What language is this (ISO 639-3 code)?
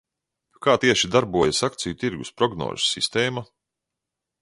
lav